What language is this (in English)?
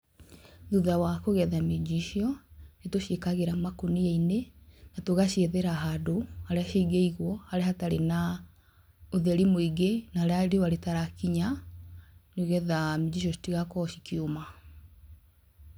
Kikuyu